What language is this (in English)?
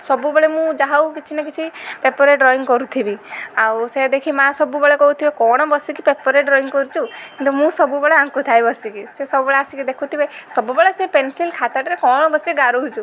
Odia